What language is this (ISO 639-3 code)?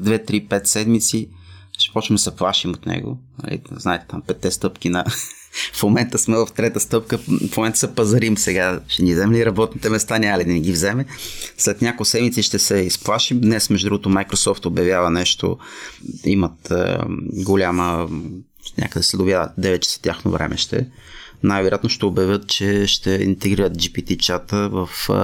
bul